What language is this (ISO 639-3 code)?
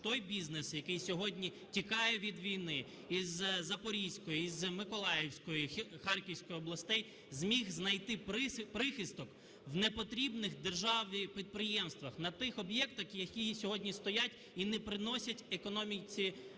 ukr